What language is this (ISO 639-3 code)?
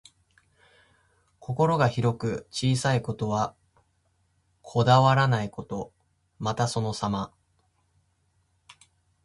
jpn